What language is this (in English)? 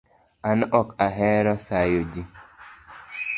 Luo (Kenya and Tanzania)